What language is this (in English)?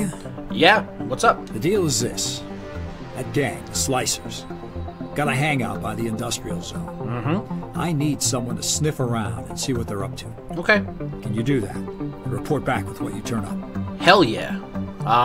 English